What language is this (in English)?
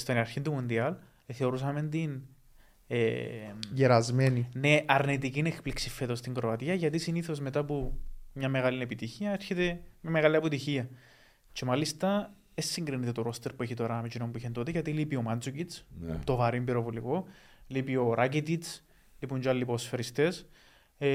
Greek